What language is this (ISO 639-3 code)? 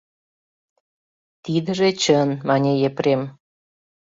chm